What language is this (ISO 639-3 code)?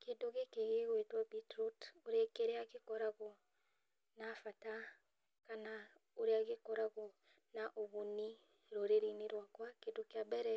kik